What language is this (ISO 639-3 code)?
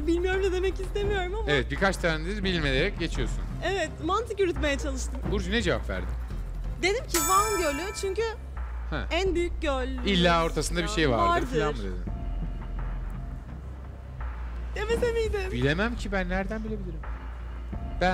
tur